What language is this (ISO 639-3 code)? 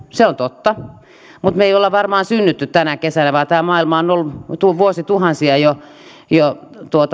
fin